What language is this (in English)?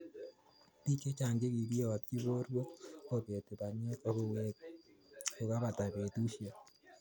Kalenjin